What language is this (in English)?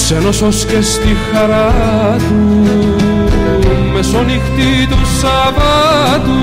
Greek